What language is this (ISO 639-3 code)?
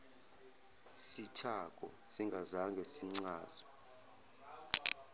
zul